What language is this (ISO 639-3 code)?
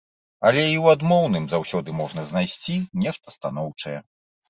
bel